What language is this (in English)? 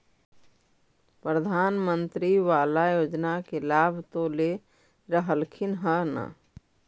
Magahi